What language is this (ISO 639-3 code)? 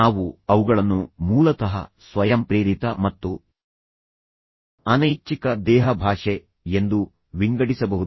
kan